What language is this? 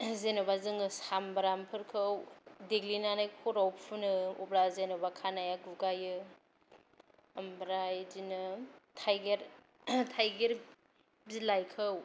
Bodo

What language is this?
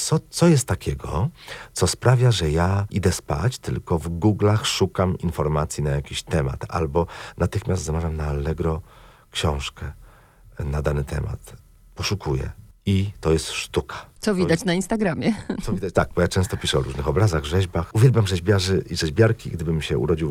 Polish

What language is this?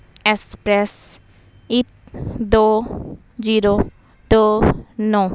Punjabi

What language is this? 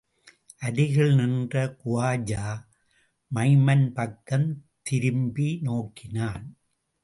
Tamil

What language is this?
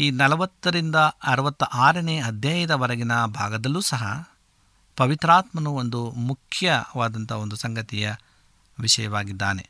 Kannada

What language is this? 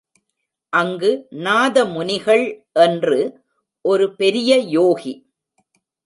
Tamil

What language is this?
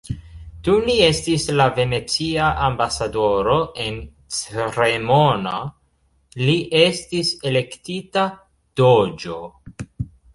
Esperanto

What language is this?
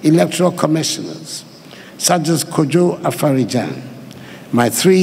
English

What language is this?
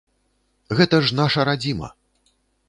Belarusian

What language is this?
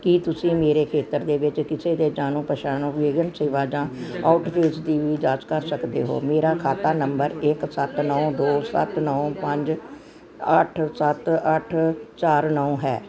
Punjabi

